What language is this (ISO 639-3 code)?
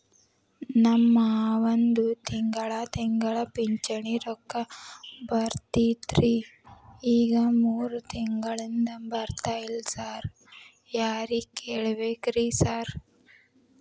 kan